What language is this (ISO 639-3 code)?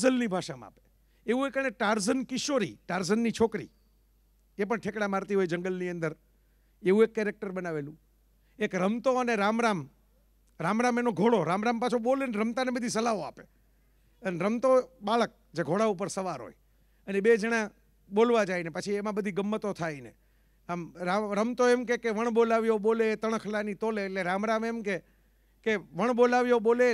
guj